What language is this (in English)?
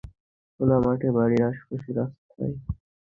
Bangla